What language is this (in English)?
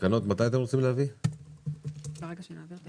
Hebrew